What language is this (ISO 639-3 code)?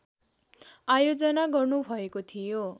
nep